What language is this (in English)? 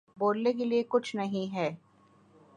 Urdu